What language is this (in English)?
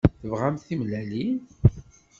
Kabyle